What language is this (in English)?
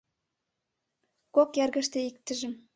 Mari